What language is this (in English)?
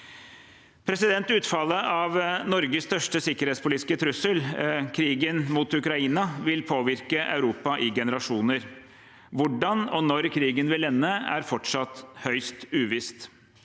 Norwegian